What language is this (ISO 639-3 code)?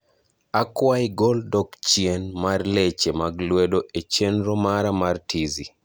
luo